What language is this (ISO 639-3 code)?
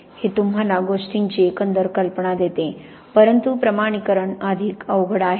mar